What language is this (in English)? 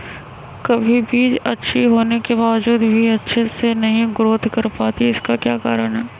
Magahi